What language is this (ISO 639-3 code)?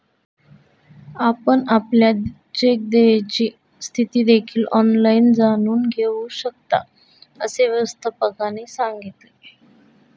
mar